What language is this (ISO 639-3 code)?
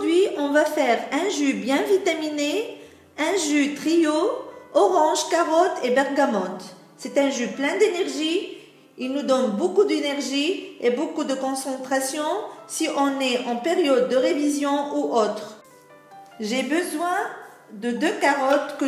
fra